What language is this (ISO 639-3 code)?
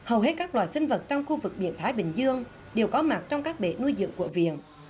vie